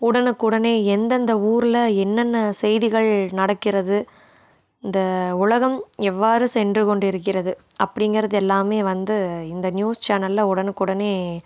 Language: Tamil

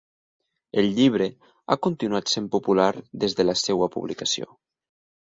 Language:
Catalan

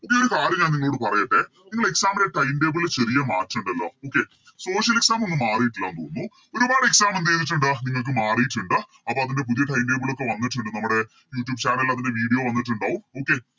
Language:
Malayalam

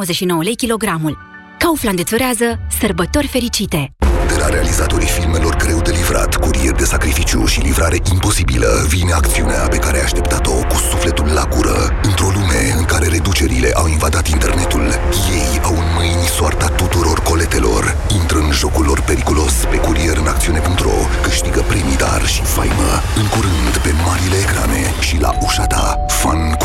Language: Romanian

